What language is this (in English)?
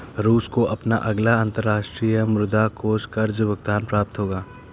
Hindi